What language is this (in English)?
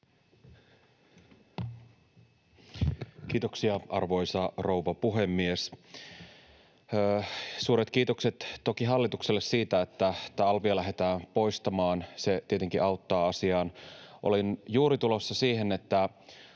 Finnish